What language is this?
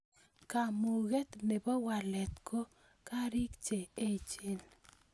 Kalenjin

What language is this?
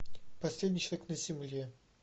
Russian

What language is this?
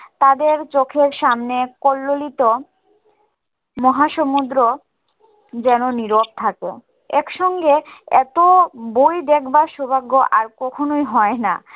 Bangla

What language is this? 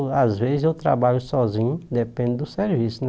Portuguese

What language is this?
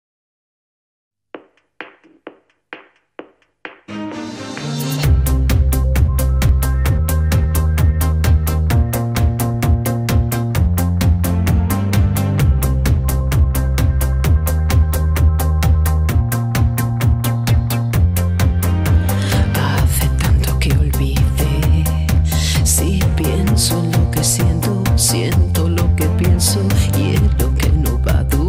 Thai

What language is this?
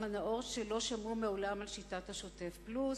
Hebrew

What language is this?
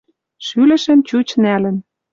Western Mari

